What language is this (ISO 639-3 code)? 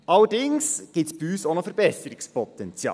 gsw